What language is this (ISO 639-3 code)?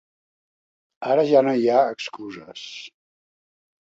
cat